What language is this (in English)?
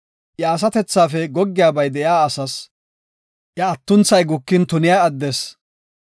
Gofa